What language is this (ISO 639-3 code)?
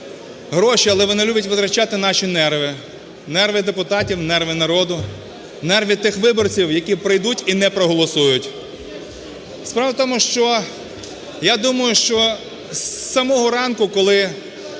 ukr